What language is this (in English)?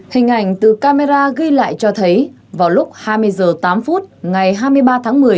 Vietnamese